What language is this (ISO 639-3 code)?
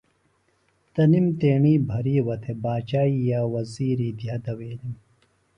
phl